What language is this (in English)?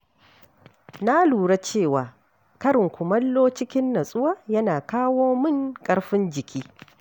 Hausa